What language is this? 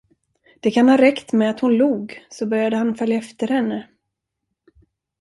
Swedish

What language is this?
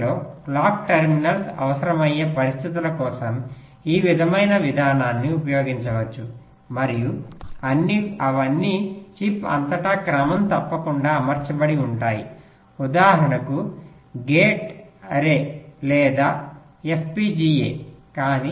Telugu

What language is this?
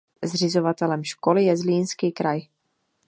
Czech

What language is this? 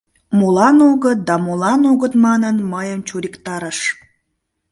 Mari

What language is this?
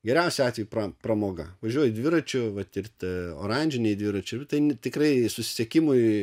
Lithuanian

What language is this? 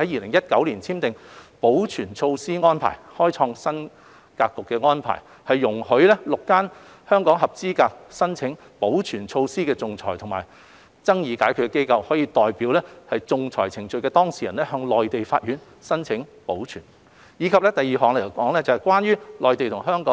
Cantonese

